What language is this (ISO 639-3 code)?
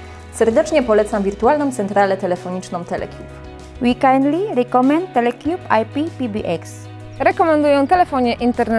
pol